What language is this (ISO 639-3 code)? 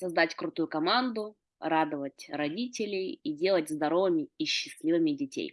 rus